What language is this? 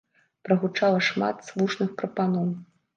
Belarusian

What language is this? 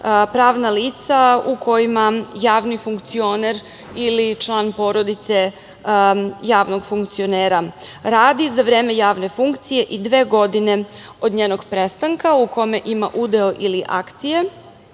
Serbian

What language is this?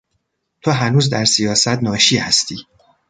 Persian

